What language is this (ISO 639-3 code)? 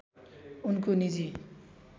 nep